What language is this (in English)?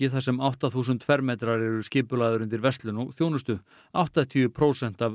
Icelandic